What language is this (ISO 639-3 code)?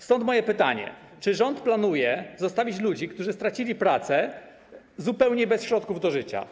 pol